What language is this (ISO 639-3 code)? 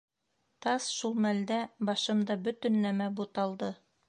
bak